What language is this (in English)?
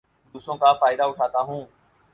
Urdu